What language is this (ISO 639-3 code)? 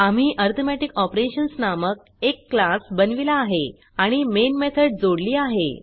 mar